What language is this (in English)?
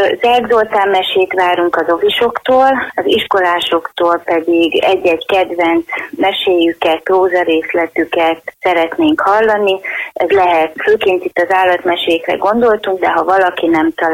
Hungarian